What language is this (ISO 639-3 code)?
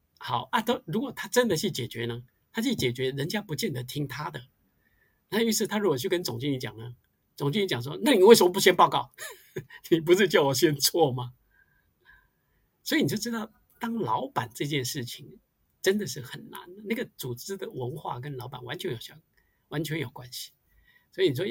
zho